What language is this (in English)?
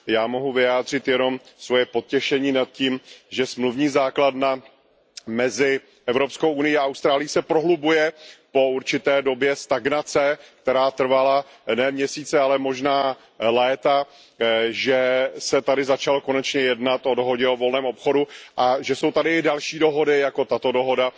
Czech